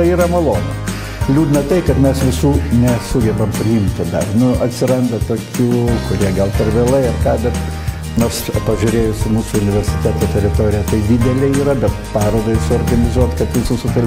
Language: Lithuanian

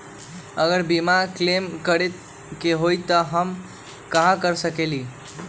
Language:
Magahi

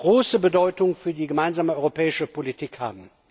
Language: German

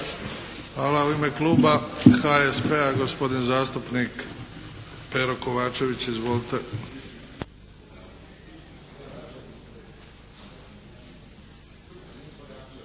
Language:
Croatian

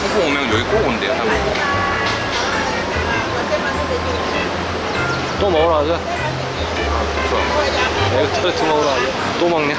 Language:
Korean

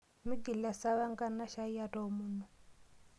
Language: Masai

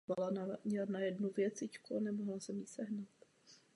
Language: Czech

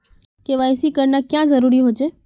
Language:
Magahi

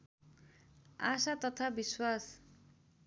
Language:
Nepali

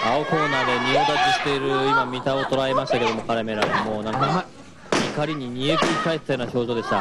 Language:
Japanese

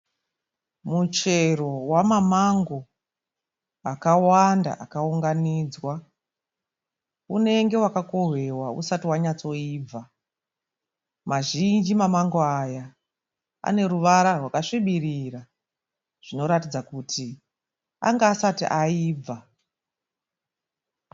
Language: Shona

